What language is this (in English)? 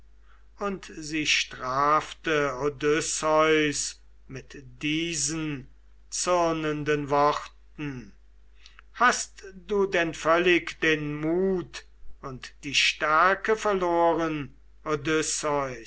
German